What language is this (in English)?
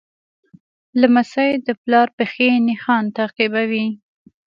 Pashto